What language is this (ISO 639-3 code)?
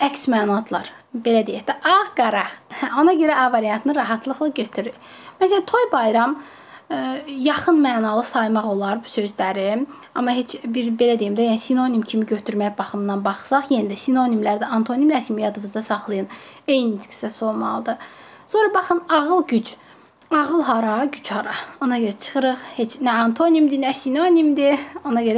tur